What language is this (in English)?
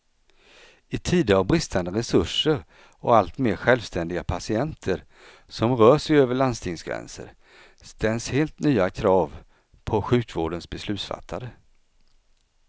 Swedish